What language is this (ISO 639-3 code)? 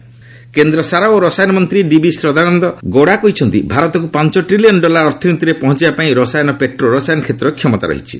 ori